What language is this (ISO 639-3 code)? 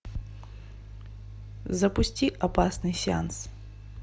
rus